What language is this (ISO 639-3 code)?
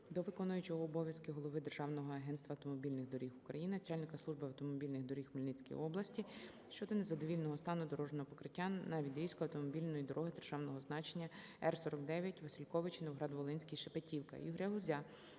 ukr